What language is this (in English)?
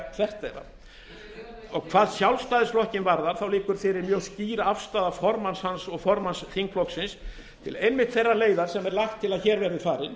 Icelandic